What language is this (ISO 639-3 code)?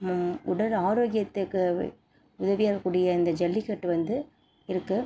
tam